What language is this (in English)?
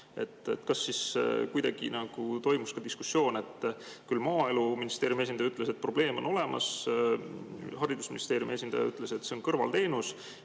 Estonian